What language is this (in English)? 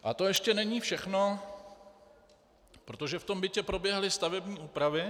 Czech